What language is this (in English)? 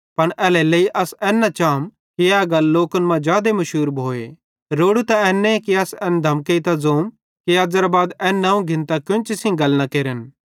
Bhadrawahi